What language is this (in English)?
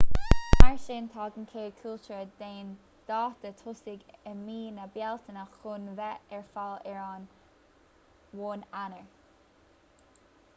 Irish